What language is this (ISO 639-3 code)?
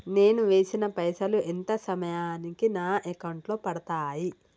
tel